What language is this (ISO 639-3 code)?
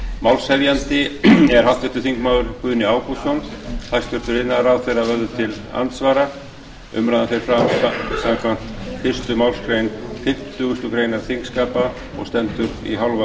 isl